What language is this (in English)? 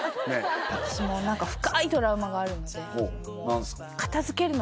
Japanese